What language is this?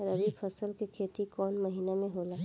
Bhojpuri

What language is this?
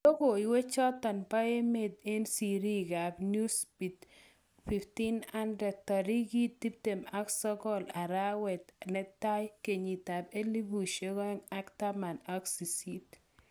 Kalenjin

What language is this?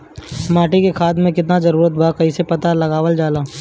Bhojpuri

